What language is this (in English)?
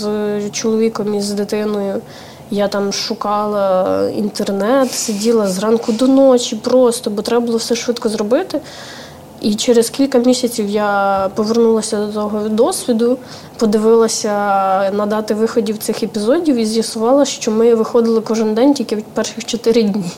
Ukrainian